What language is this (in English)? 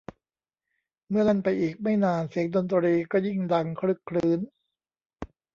Thai